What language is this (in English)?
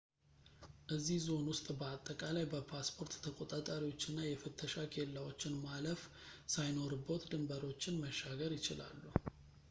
Amharic